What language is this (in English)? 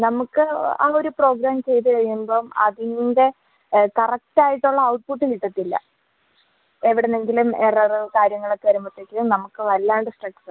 Malayalam